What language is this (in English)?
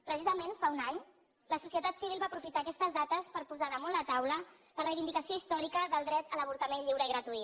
Catalan